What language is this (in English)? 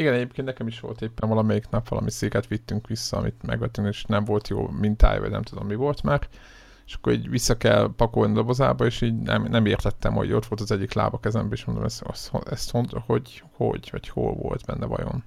Hungarian